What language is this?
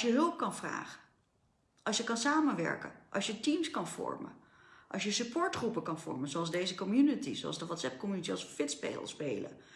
Dutch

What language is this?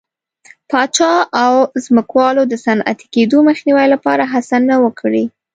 Pashto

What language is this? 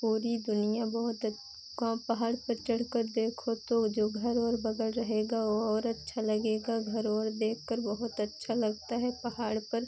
Hindi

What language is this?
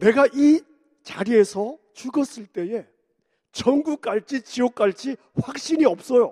Korean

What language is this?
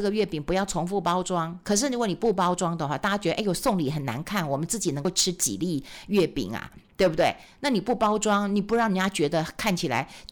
Chinese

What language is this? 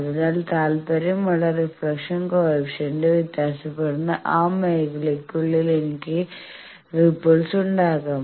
Malayalam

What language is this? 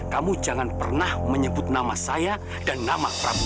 Indonesian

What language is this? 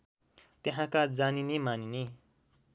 Nepali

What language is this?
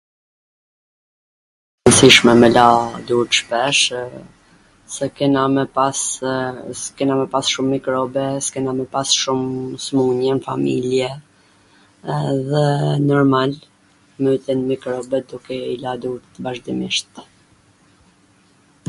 Gheg Albanian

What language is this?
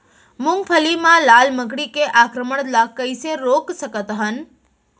Chhattisgarhi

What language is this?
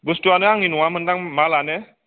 Bodo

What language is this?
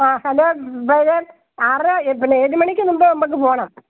Malayalam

